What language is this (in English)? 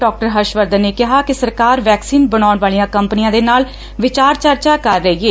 Punjabi